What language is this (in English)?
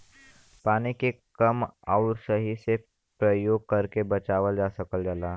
Bhojpuri